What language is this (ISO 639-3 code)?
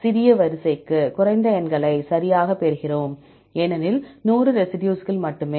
tam